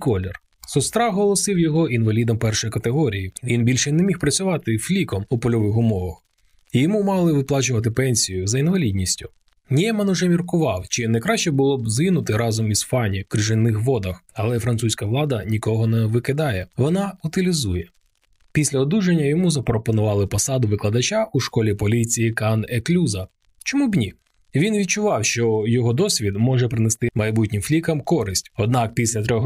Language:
Ukrainian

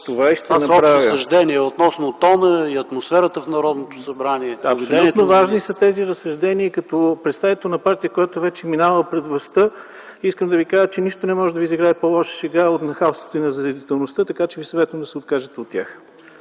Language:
Bulgarian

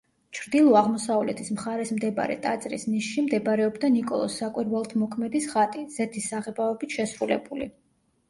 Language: Georgian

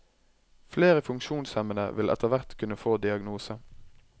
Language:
Norwegian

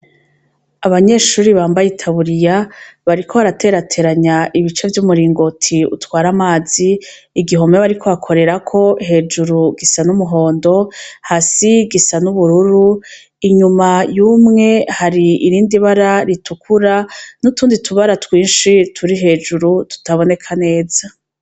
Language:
Rundi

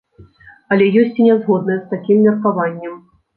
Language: Belarusian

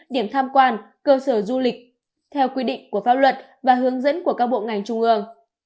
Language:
Vietnamese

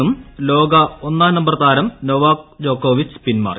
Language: Malayalam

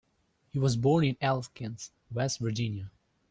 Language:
English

